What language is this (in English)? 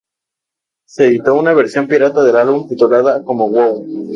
Spanish